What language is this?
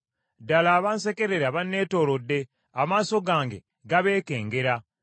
Ganda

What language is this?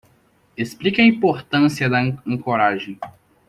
Portuguese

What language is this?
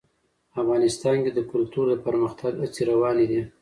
Pashto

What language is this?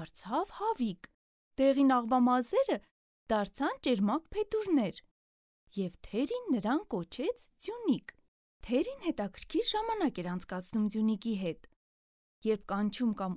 Turkish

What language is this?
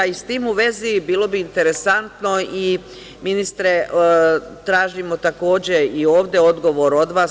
Serbian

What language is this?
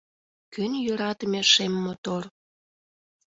Mari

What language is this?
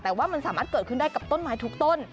Thai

